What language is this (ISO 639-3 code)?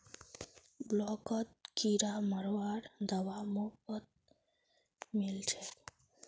mag